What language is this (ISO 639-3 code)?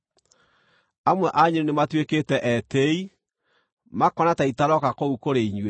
kik